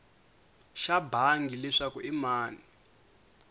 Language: Tsonga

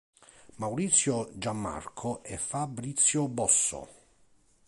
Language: Italian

